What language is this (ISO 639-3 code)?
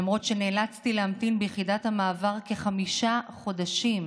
heb